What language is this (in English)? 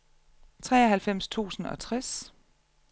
Danish